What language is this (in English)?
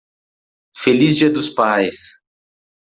Portuguese